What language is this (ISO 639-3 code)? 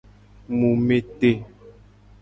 gej